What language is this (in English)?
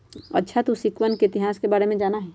Magahi